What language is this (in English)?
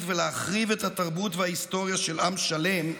Hebrew